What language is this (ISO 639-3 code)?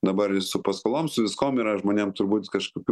lit